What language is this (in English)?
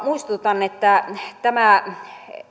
Finnish